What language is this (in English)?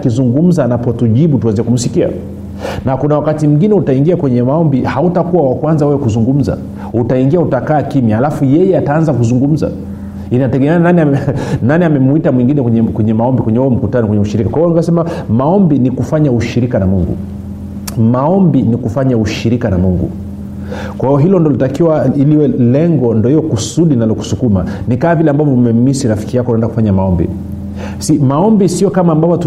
Swahili